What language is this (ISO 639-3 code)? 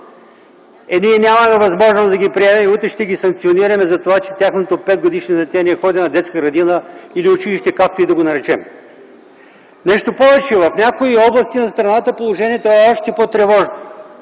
bul